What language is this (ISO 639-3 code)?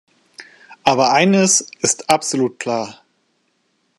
deu